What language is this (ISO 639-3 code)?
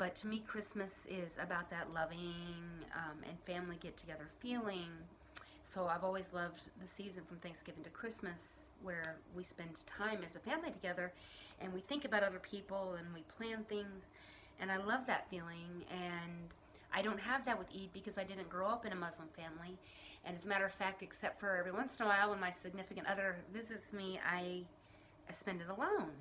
eng